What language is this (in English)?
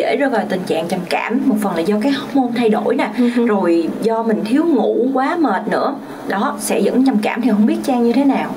Vietnamese